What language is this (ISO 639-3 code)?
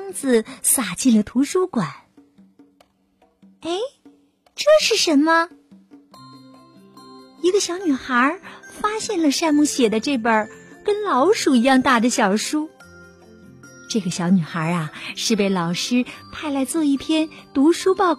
zho